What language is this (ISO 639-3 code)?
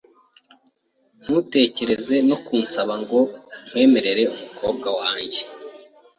kin